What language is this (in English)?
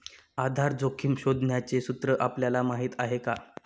Marathi